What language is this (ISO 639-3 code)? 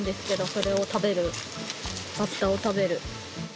jpn